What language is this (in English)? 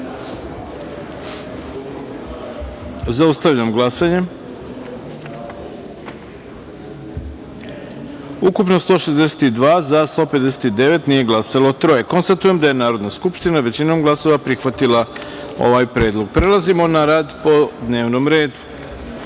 Serbian